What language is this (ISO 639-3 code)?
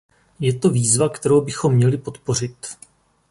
ces